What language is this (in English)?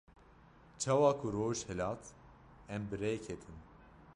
Kurdish